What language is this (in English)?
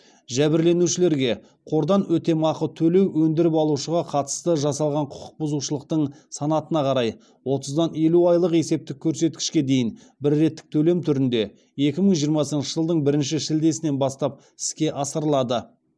Kazakh